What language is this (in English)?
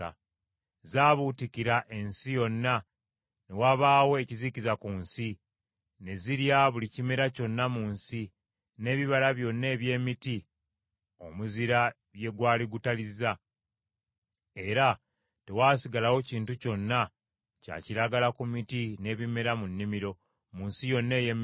Ganda